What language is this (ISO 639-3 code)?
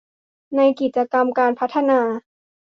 tha